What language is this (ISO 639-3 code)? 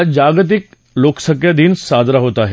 mar